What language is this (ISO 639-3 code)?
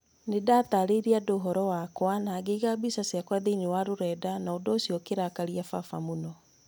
kik